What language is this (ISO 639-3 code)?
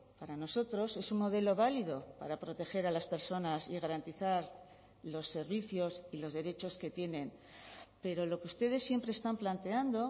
spa